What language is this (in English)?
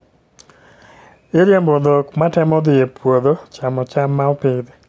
Luo (Kenya and Tanzania)